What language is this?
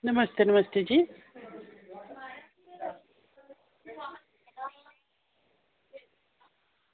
Dogri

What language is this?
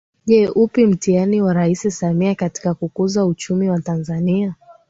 Swahili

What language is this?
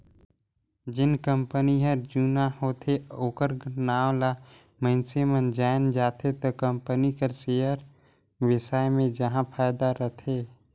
Chhattisgarhi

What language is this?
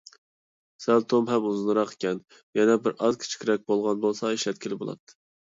Uyghur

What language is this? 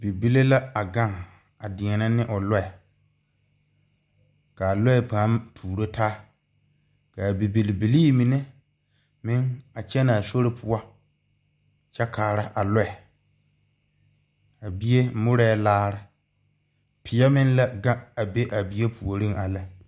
Southern Dagaare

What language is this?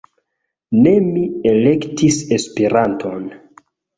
Esperanto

